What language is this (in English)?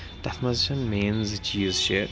Kashmiri